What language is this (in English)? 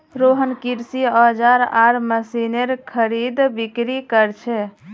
Magahi